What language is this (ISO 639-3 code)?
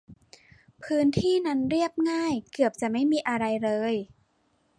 tha